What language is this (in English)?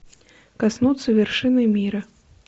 Russian